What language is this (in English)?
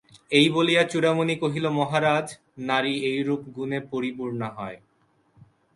Bangla